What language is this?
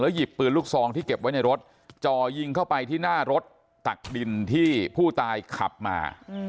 Thai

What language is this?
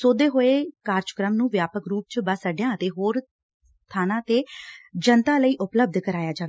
Punjabi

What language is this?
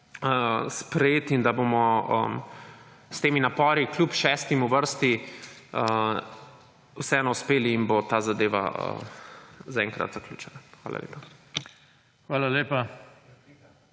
Slovenian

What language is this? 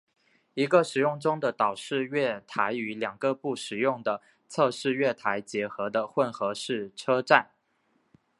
Chinese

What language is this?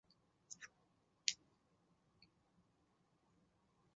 Chinese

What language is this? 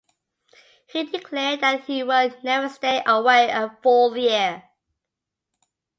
English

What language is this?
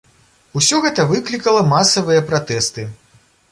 Belarusian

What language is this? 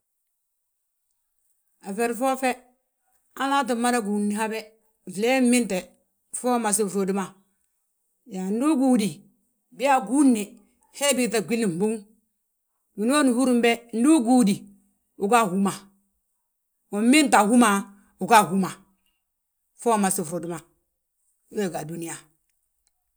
Balanta-Ganja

